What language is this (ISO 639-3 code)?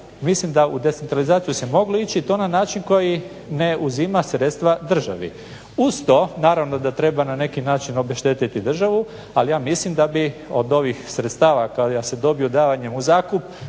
hrv